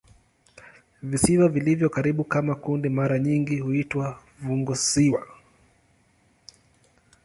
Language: Swahili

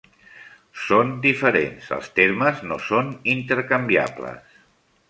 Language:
Catalan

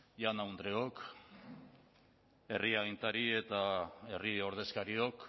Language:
Basque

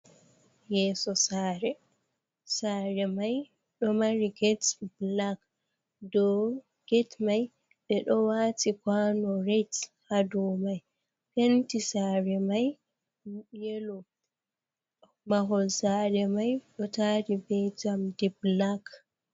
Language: Fula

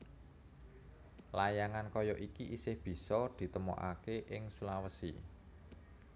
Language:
Javanese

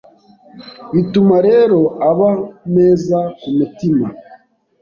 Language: Kinyarwanda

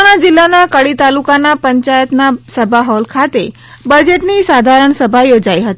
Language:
Gujarati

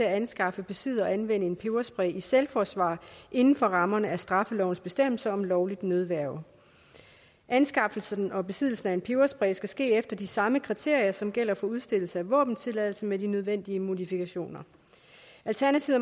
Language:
Danish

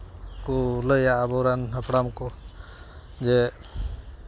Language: Santali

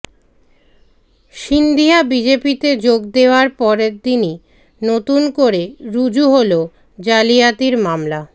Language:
Bangla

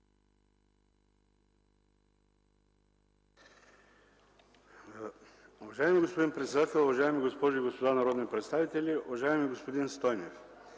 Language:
Bulgarian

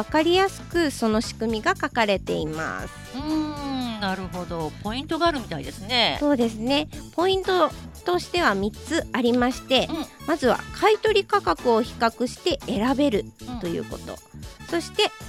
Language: Japanese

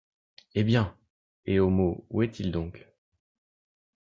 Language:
French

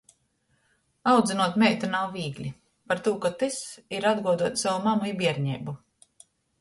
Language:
Latgalian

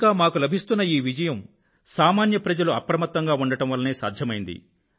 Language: Telugu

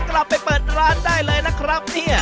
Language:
Thai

